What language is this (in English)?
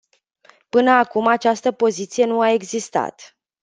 Romanian